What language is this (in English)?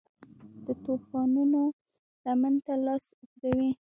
Pashto